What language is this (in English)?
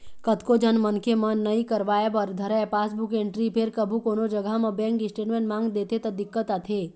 Chhattisgarhi